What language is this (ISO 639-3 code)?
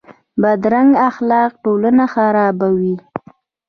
pus